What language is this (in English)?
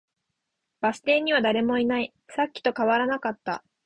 Japanese